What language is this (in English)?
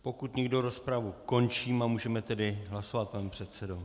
Czech